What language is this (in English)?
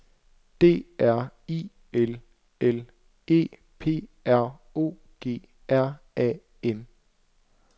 Danish